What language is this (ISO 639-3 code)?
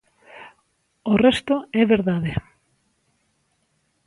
glg